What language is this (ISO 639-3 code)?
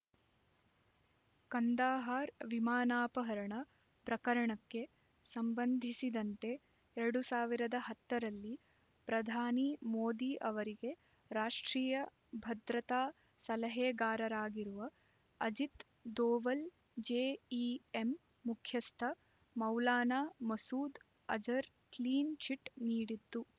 kan